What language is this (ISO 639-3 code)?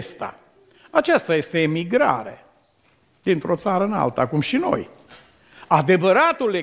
ron